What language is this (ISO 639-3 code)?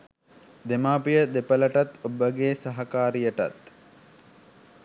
sin